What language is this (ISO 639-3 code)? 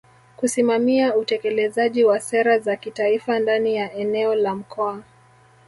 swa